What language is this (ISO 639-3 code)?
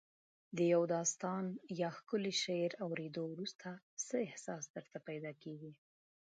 pus